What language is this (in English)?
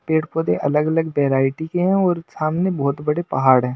Hindi